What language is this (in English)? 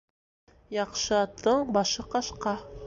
Bashkir